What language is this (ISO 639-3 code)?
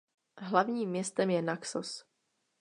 ces